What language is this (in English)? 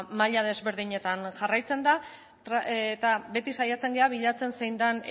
Basque